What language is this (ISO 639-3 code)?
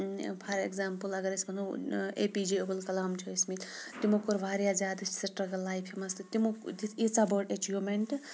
kas